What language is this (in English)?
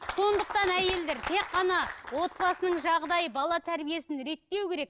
Kazakh